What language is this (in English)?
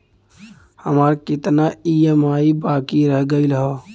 Bhojpuri